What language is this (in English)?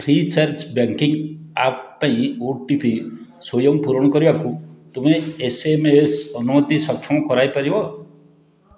Odia